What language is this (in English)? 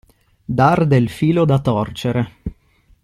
Italian